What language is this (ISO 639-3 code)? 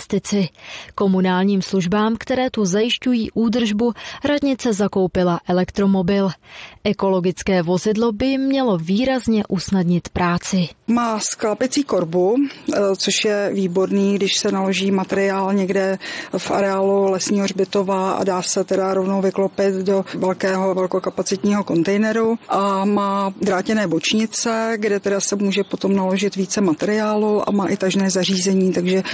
ces